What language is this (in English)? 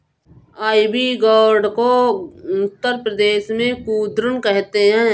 Hindi